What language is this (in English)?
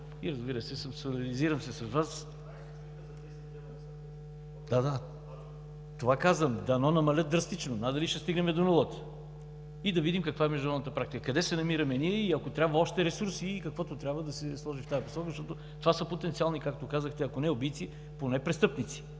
Bulgarian